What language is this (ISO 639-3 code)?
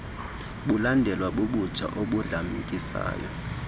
xho